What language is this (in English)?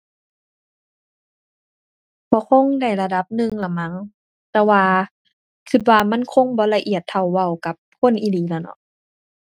Thai